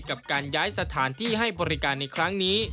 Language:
Thai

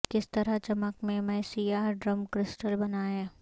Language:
Urdu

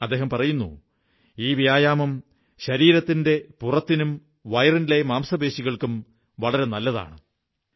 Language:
Malayalam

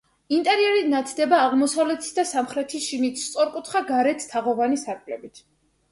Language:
Georgian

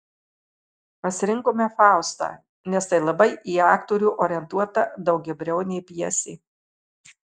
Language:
Lithuanian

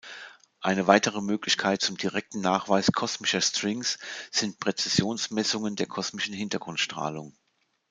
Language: German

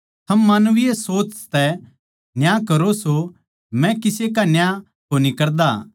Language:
Haryanvi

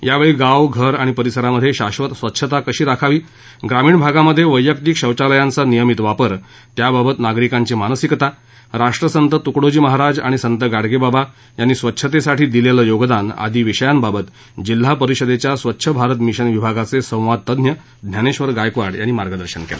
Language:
Marathi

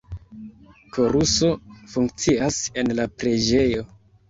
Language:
Esperanto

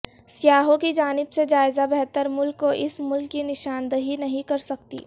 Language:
Urdu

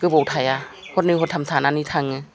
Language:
Bodo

